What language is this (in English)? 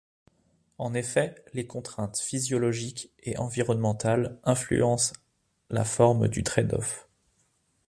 French